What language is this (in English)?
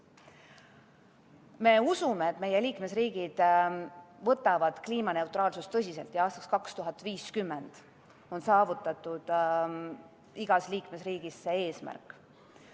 Estonian